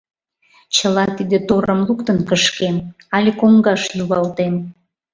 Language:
Mari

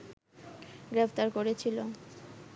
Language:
Bangla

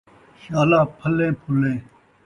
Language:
Saraiki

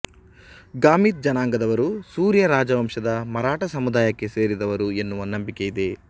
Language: Kannada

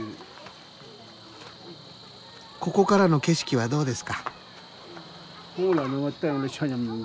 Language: Japanese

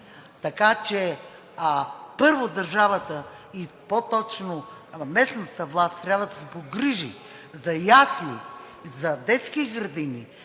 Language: Bulgarian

